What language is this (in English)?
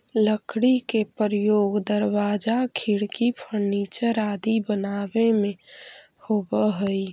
Magahi